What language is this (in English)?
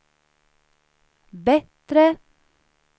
Swedish